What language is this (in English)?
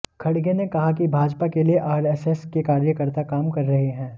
Hindi